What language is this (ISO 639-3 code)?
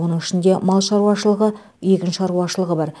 kaz